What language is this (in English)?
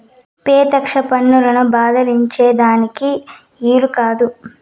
Telugu